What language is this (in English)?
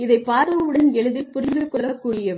Tamil